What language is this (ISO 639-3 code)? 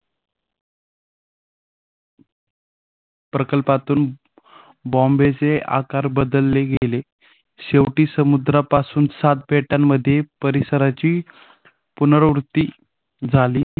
mar